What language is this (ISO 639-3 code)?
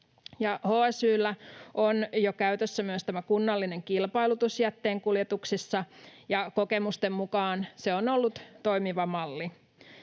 fin